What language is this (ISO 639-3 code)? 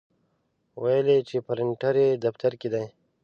pus